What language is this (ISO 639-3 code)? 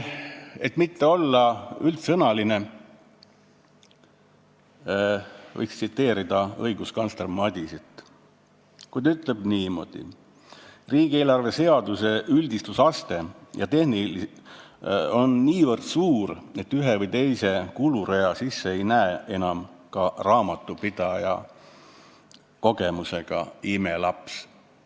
est